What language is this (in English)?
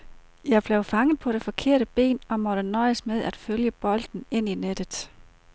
Danish